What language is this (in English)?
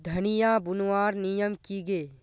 Magahi